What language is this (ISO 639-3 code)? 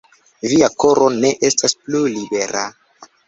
epo